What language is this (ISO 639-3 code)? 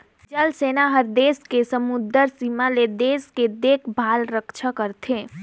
hne